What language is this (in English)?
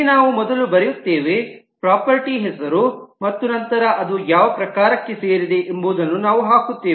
Kannada